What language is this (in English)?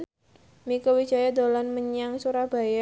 Javanese